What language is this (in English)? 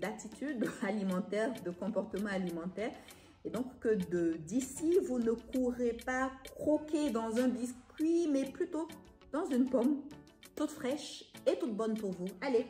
French